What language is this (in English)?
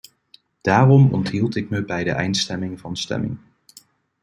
Dutch